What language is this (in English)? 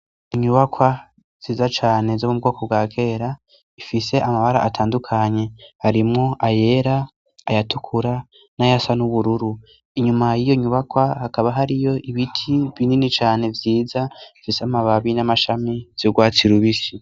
Rundi